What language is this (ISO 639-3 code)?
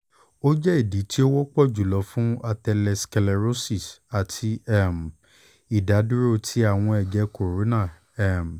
yor